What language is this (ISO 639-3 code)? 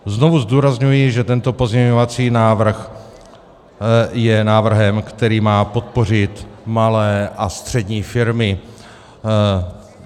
ces